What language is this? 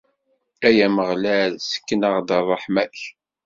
Kabyle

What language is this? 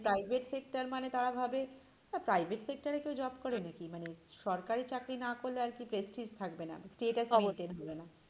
Bangla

